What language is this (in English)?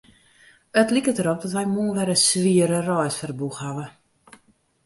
Western Frisian